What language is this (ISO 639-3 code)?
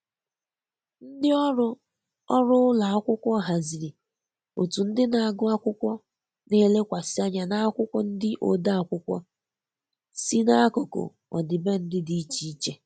ibo